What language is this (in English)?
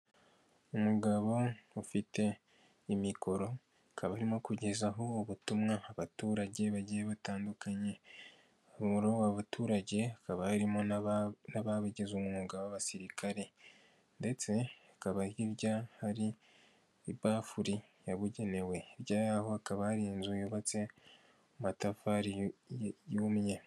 Kinyarwanda